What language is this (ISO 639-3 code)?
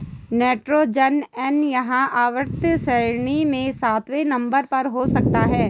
hin